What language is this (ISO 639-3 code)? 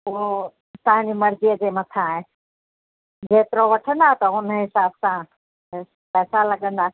snd